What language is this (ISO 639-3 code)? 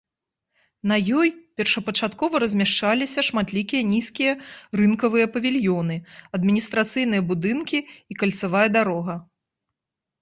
bel